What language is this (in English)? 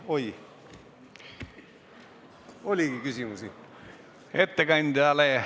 Estonian